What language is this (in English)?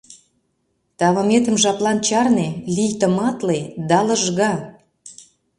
Mari